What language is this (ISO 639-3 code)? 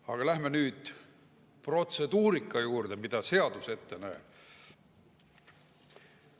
est